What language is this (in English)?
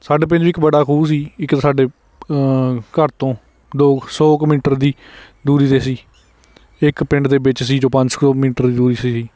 Punjabi